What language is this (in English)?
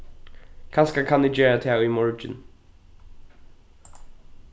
Faroese